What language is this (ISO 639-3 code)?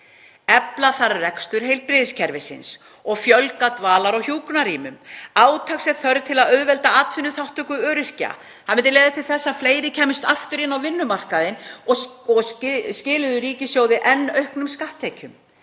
isl